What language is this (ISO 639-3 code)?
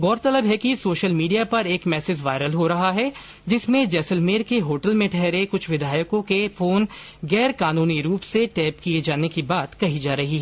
hin